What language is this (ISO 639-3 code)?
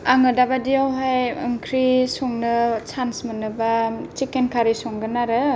brx